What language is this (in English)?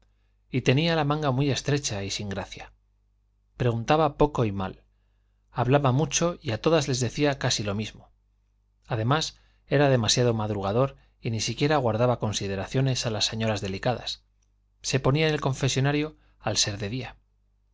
Spanish